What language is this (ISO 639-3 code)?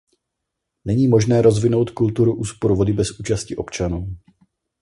ces